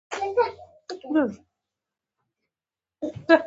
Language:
Pashto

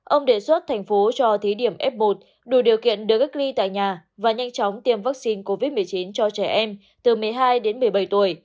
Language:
Vietnamese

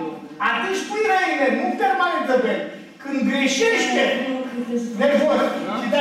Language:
Romanian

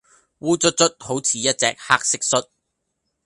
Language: Cantonese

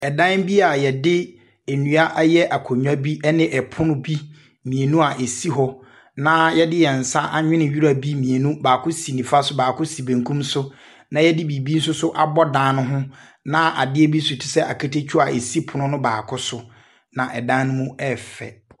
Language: Akan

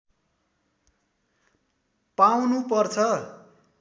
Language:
Nepali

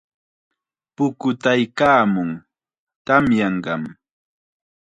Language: Chiquián Ancash Quechua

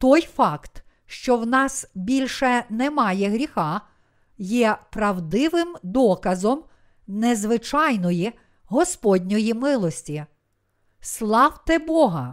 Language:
Ukrainian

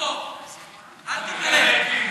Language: Hebrew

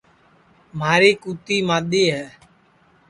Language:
Sansi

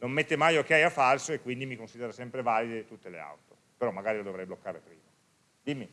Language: Italian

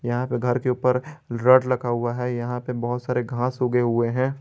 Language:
Hindi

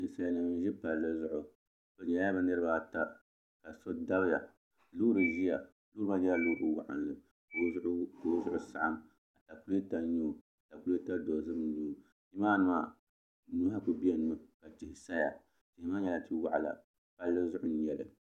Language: Dagbani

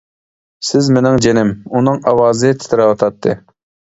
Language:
Uyghur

